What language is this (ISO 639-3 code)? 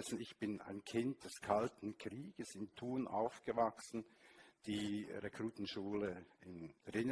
deu